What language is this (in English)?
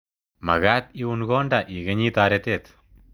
Kalenjin